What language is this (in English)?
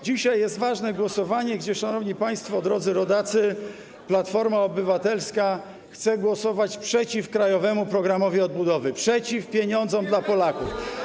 Polish